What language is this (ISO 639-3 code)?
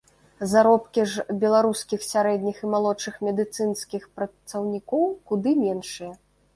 bel